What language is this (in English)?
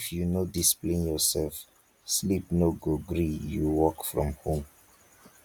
Nigerian Pidgin